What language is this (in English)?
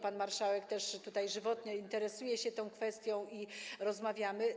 Polish